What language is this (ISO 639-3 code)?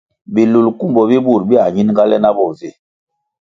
nmg